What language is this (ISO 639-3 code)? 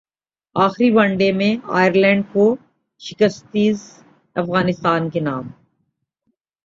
urd